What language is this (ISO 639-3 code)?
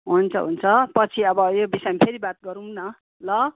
nep